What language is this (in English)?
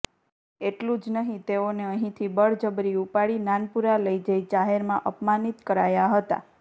Gujarati